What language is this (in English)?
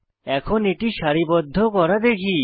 Bangla